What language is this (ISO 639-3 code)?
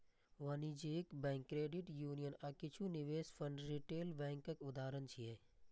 mai